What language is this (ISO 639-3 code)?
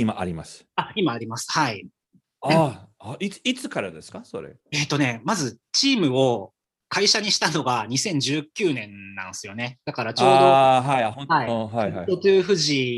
jpn